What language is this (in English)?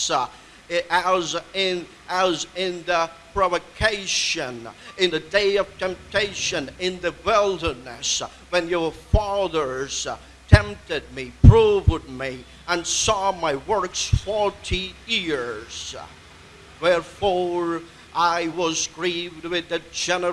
English